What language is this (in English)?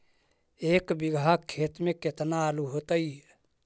Magahi